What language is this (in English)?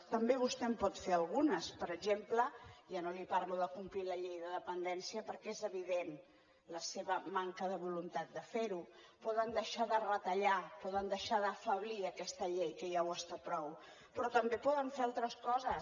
Catalan